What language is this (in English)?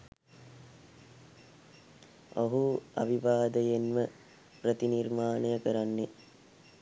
Sinhala